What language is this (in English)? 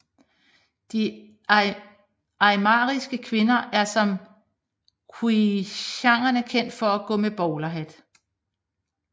Danish